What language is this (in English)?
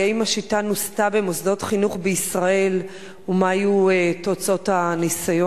Hebrew